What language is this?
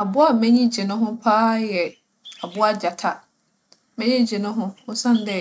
Akan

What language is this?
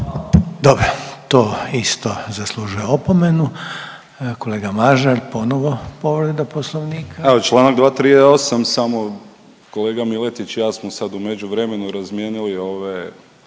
Croatian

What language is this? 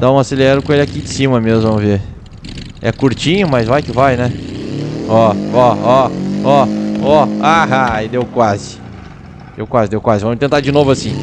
Portuguese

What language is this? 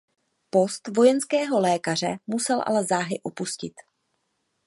Czech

